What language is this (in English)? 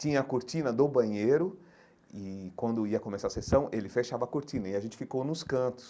Portuguese